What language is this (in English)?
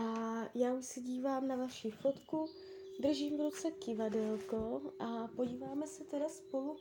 Czech